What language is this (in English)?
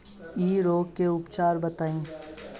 Bhojpuri